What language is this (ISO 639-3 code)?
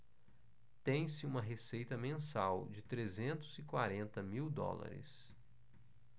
por